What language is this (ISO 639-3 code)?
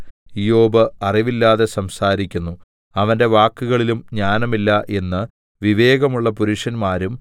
mal